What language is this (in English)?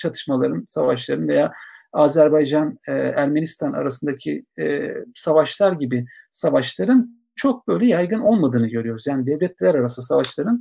Turkish